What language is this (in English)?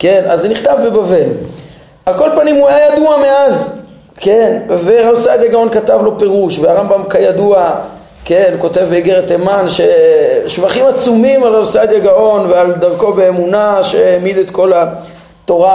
Hebrew